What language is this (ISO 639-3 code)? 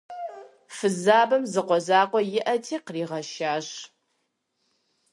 kbd